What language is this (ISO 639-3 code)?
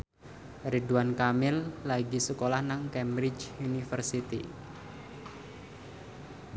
jav